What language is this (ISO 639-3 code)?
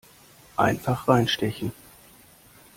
deu